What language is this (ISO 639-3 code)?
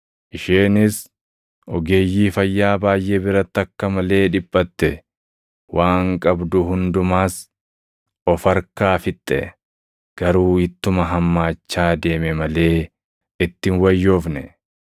orm